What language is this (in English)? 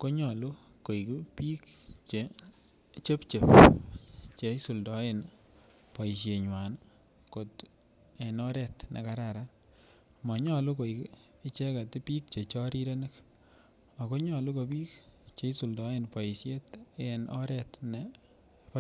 Kalenjin